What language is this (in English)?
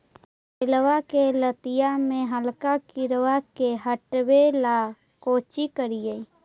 Magahi